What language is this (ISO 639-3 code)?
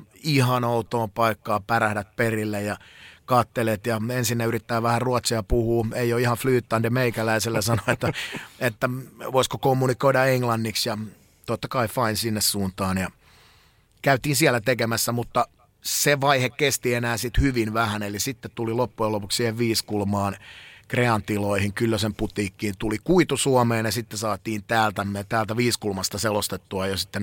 fin